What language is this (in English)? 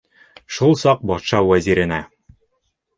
Bashkir